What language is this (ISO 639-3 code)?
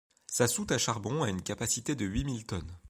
fra